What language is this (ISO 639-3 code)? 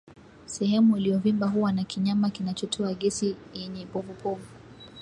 swa